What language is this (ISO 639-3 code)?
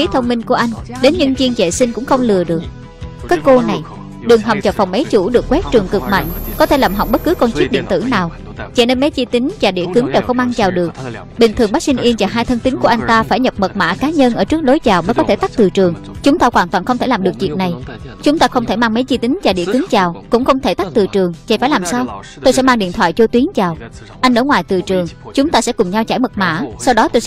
vie